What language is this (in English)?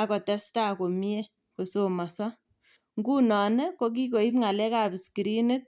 Kalenjin